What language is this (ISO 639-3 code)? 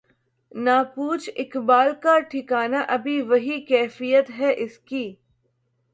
urd